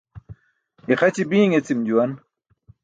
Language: Burushaski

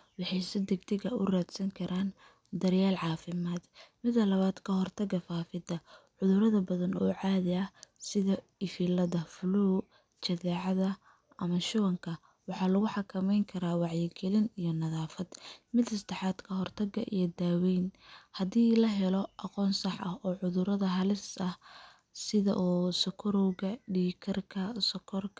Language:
Somali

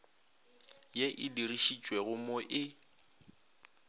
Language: Northern Sotho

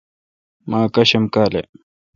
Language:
Kalkoti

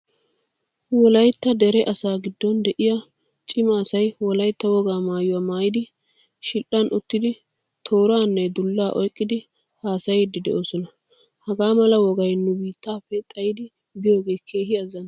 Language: Wolaytta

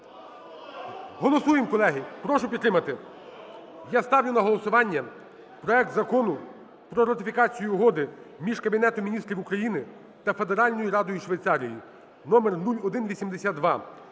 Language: Ukrainian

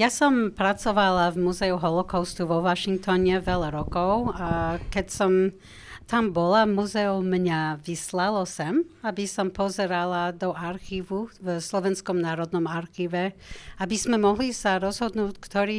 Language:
Slovak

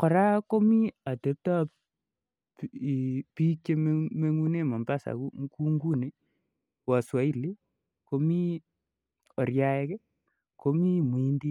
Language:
Kalenjin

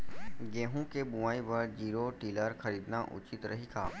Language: Chhattisgarhi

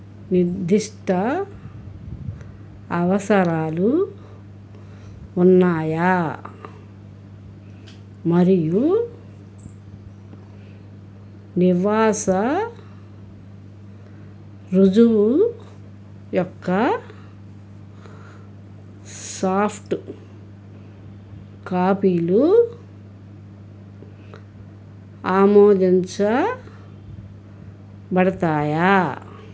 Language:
Telugu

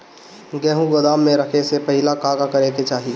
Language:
Bhojpuri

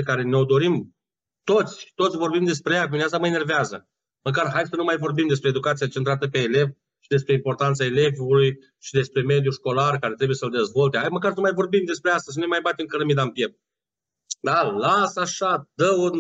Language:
Romanian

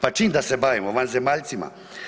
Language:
Croatian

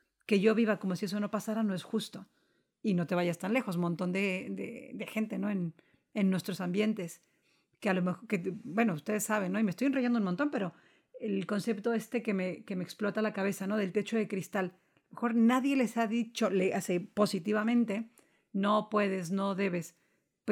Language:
Spanish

